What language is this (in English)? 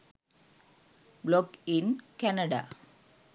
Sinhala